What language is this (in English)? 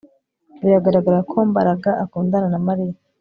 Kinyarwanda